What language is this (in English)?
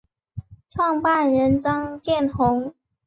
Chinese